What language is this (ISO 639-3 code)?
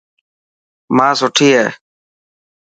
mki